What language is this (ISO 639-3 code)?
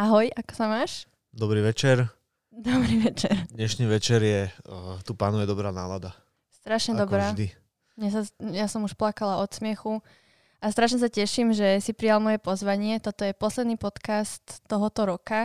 slk